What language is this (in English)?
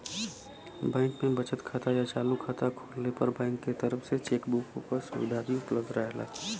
Bhojpuri